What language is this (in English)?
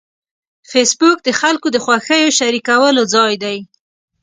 Pashto